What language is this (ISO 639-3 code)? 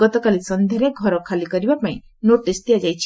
ori